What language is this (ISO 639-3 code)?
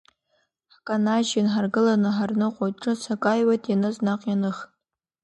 abk